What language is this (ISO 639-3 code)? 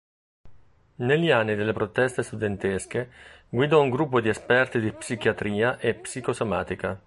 ita